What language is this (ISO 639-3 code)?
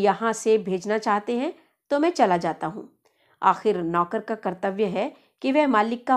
hin